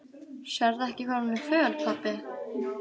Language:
Icelandic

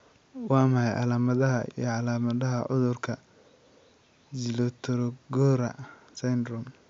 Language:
Somali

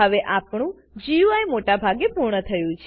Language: Gujarati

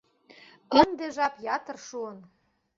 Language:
Mari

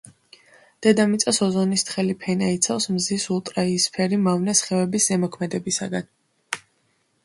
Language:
Georgian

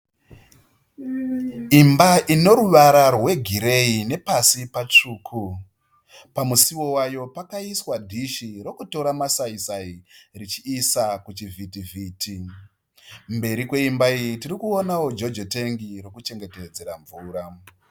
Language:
Shona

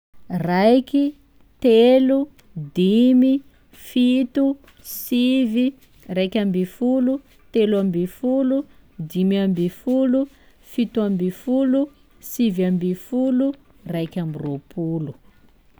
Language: Sakalava Malagasy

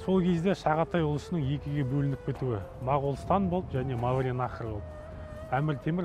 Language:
Turkish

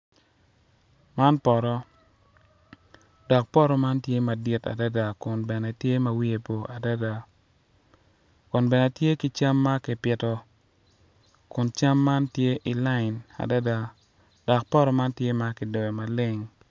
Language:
Acoli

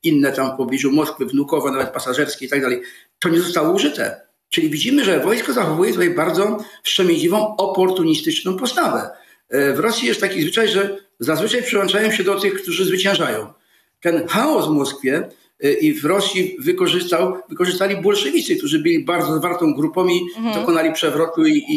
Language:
Polish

